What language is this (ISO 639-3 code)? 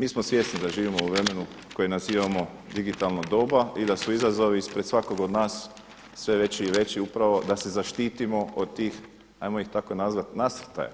hrv